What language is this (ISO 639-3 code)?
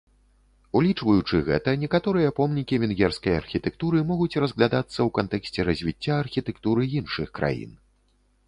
bel